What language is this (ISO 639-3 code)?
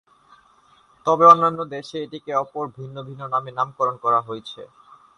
ben